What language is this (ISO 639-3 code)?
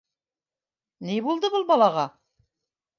bak